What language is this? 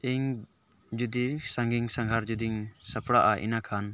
Santali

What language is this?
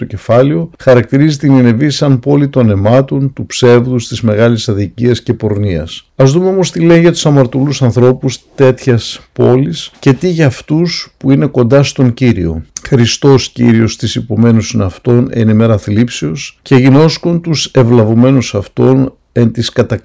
Greek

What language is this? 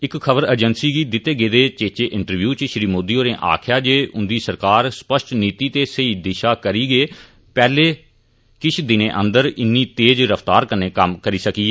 Dogri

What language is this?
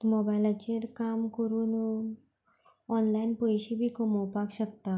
Konkani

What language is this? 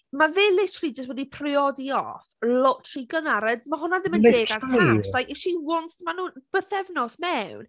Welsh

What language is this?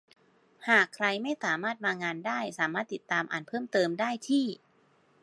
Thai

